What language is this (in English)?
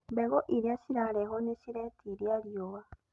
Kikuyu